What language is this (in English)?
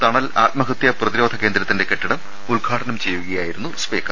Malayalam